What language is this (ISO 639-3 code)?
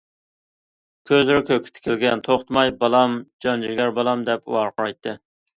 uig